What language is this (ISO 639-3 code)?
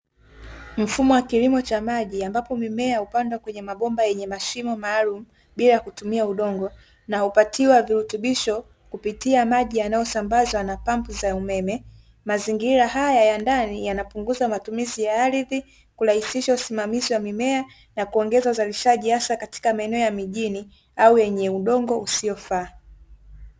swa